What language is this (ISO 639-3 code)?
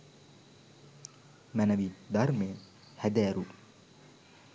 sin